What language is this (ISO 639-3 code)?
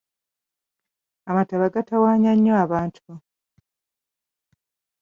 lug